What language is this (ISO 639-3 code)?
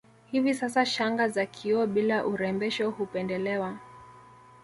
swa